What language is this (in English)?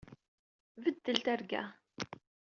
Kabyle